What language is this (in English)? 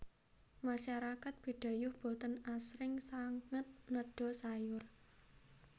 Javanese